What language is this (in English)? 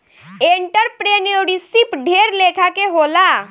Bhojpuri